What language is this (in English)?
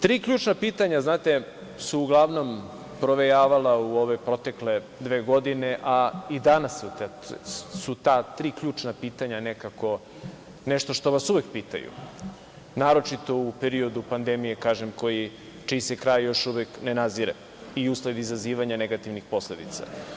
Serbian